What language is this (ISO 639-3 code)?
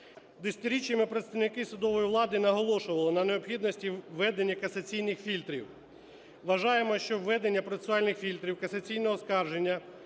ukr